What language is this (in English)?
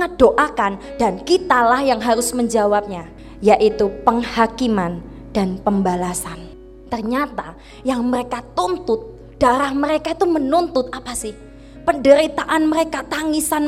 Indonesian